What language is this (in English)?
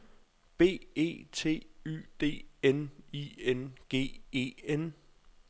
Danish